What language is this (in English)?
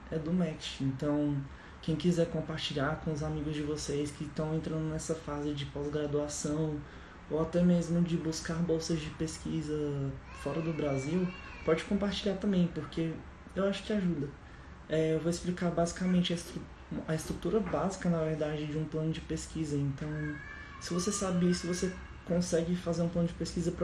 Portuguese